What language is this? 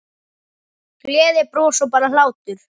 Icelandic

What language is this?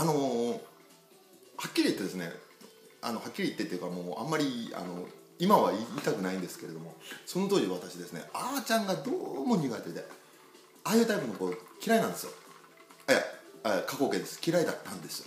Japanese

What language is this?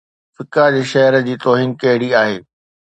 Sindhi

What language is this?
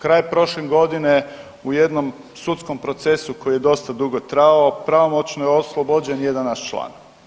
Croatian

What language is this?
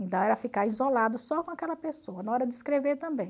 Portuguese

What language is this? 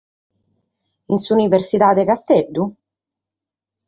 Sardinian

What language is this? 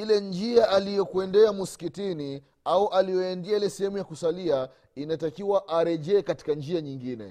Swahili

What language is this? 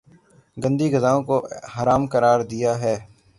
Urdu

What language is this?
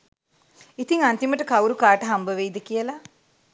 Sinhala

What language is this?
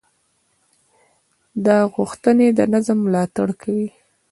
Pashto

